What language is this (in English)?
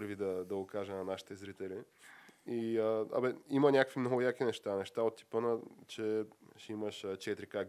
Bulgarian